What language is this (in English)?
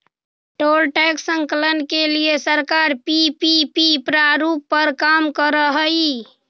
Magahi